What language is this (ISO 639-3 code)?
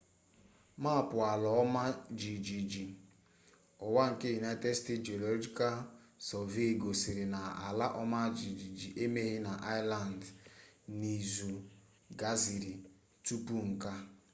ibo